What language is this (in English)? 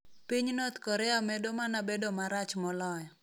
Luo (Kenya and Tanzania)